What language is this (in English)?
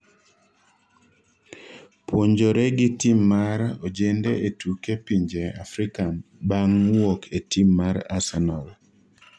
Luo (Kenya and Tanzania)